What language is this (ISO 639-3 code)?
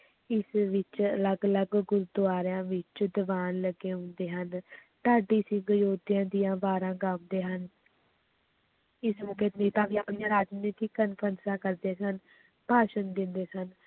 pan